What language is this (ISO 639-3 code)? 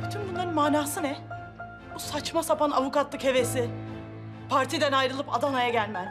tur